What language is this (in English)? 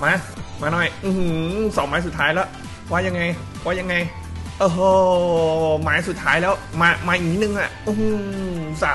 Thai